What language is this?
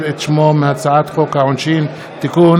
Hebrew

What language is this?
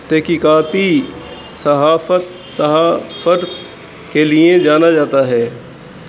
Urdu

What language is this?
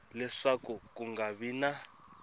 Tsonga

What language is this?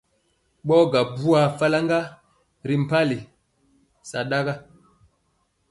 Mpiemo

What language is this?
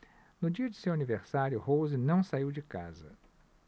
Portuguese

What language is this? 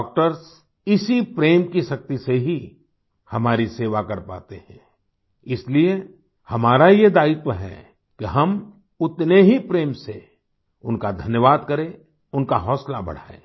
Hindi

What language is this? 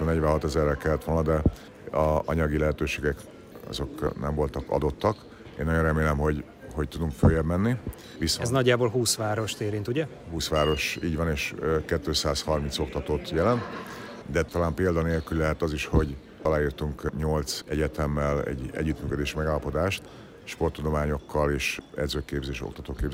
Hungarian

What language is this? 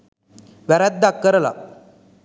Sinhala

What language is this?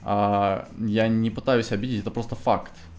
Russian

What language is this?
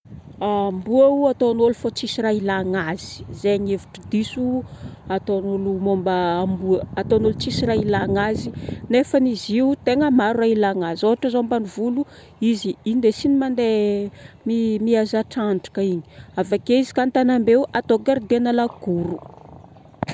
Northern Betsimisaraka Malagasy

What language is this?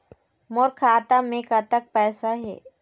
Chhattisgarhi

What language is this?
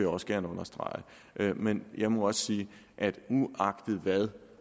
Danish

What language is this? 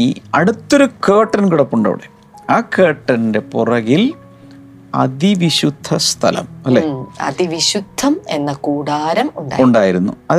Malayalam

